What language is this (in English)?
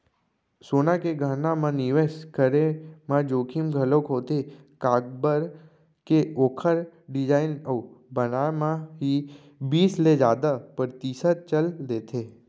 Chhattisgarhi